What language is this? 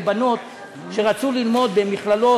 Hebrew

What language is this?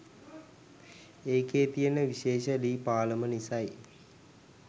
Sinhala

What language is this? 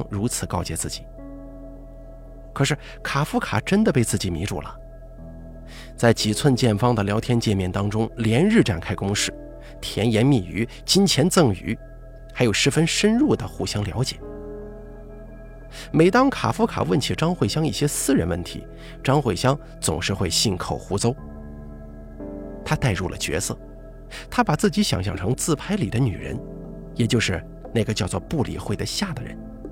Chinese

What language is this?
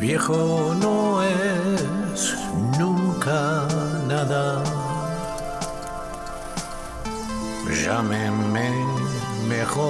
Spanish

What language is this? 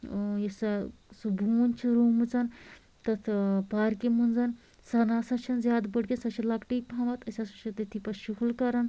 Kashmiri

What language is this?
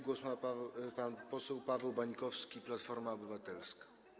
Polish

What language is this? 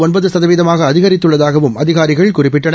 Tamil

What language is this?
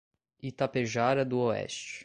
Portuguese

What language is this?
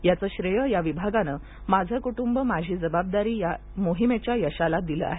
Marathi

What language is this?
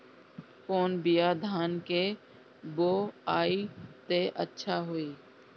Bhojpuri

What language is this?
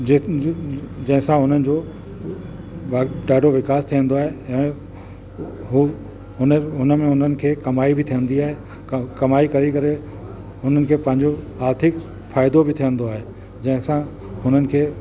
Sindhi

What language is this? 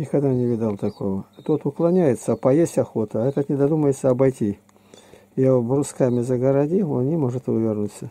Russian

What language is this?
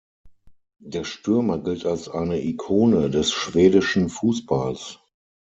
German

